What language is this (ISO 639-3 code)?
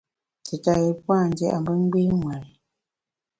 bax